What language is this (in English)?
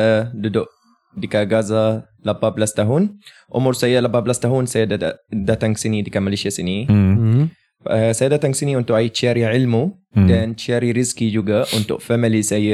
Malay